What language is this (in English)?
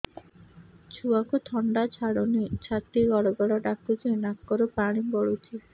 Odia